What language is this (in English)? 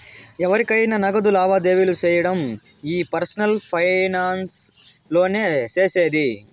Telugu